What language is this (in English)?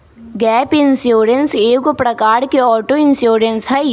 Magahi